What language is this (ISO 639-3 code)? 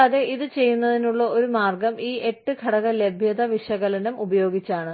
mal